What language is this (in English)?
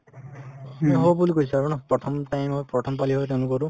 Assamese